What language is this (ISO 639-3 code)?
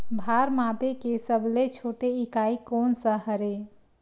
hne